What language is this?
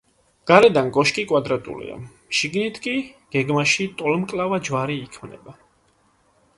Georgian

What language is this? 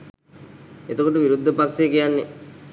Sinhala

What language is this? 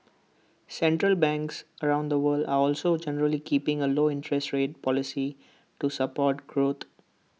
English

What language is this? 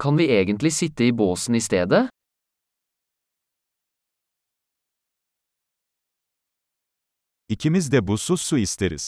Turkish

